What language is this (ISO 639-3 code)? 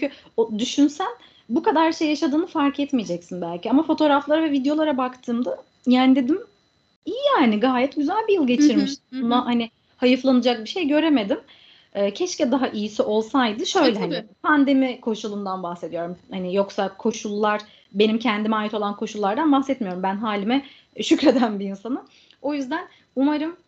tur